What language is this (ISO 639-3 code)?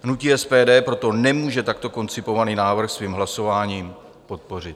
ces